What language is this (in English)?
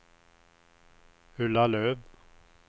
Swedish